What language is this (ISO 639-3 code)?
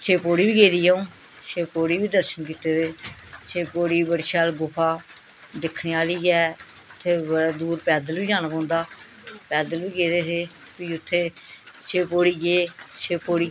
doi